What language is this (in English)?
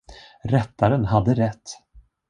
Swedish